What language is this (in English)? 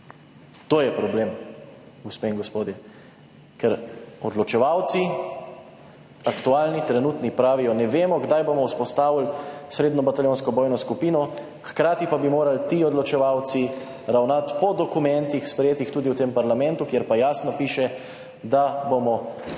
Slovenian